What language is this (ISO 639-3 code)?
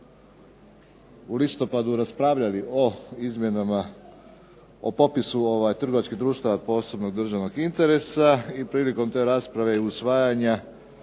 hrv